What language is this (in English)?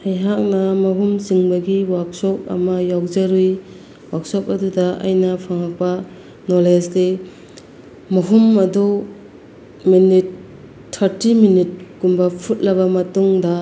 Manipuri